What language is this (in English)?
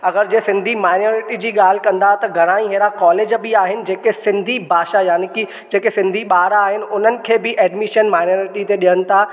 Sindhi